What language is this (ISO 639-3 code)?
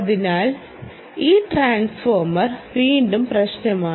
mal